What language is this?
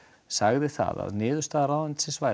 Icelandic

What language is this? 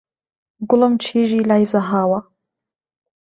Central Kurdish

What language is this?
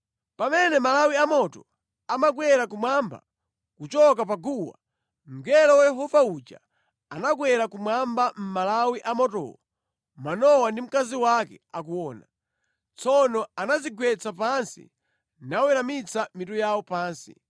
Nyanja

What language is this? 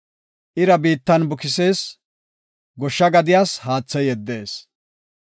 Gofa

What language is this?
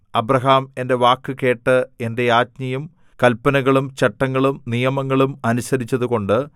Malayalam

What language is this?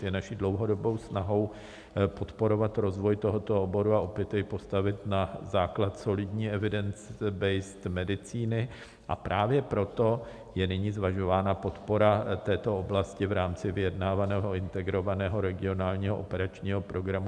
Czech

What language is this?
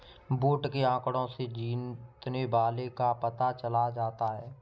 Hindi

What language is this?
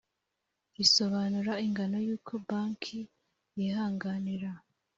Kinyarwanda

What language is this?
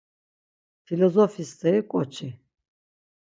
Laz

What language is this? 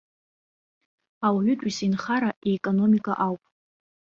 Abkhazian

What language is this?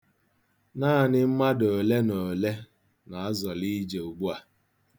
Igbo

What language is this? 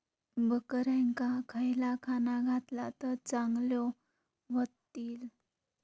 Marathi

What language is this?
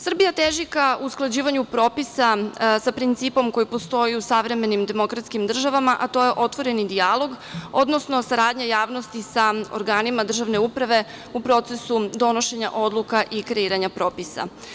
Serbian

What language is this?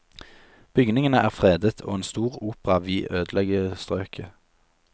Norwegian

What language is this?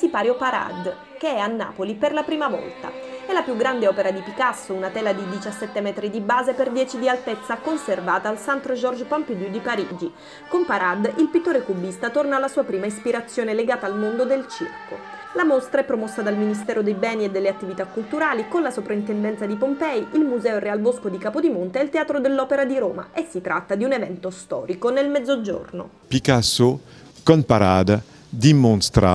Italian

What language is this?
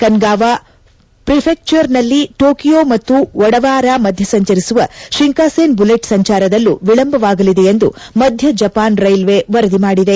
Kannada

